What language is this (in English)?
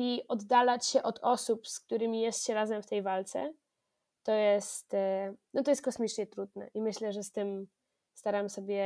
Polish